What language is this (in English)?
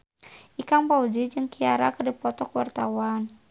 Sundanese